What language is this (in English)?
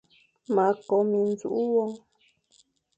Fang